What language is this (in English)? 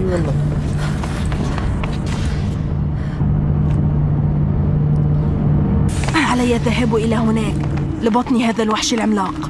Arabic